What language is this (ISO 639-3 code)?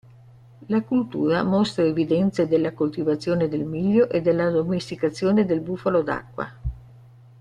ita